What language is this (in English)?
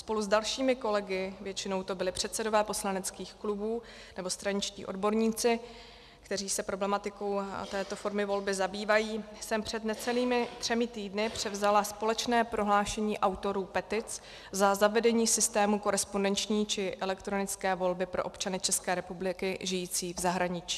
Czech